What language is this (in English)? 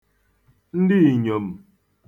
Igbo